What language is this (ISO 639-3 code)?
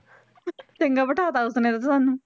pan